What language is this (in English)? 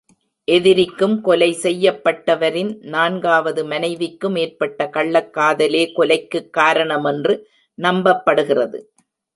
Tamil